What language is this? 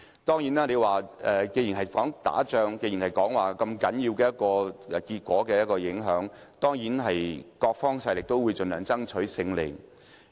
Cantonese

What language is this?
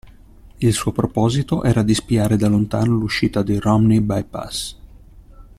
Italian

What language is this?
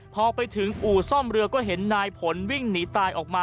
Thai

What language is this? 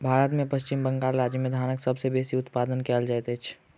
Maithili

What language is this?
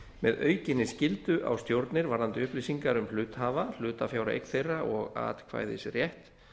Icelandic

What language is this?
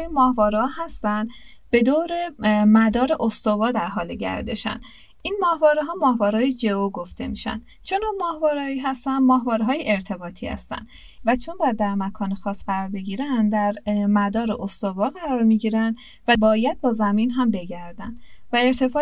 Persian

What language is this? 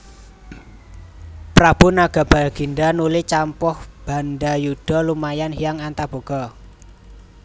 Javanese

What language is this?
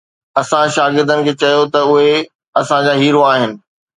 Sindhi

